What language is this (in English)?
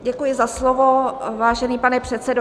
Czech